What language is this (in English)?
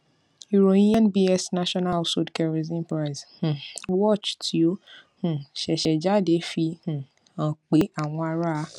Yoruba